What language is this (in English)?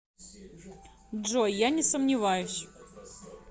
Russian